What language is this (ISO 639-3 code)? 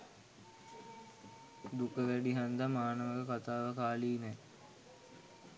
sin